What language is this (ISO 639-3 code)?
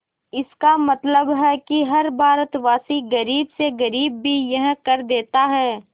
hin